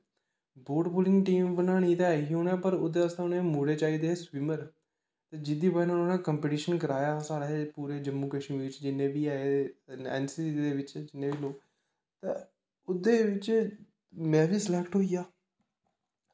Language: Dogri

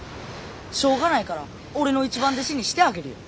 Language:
Japanese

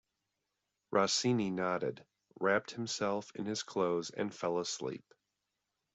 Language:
English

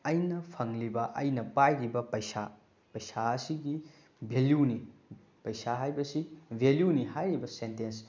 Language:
Manipuri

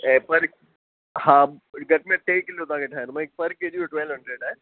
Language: Sindhi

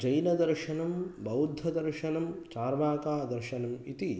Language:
Sanskrit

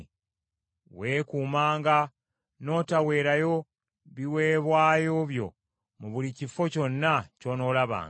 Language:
Ganda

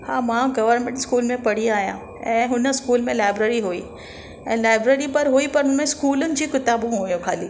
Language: Sindhi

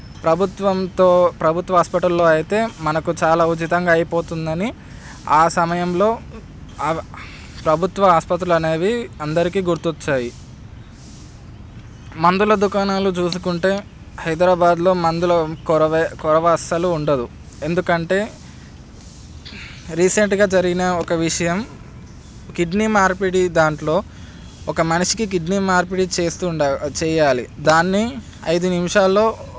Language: Telugu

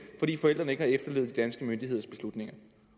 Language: Danish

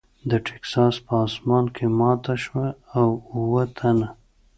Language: Pashto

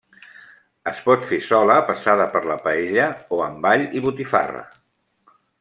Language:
Catalan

